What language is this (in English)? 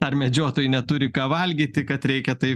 Lithuanian